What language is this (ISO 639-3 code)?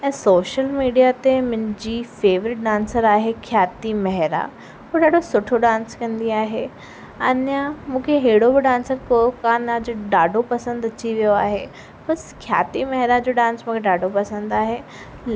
snd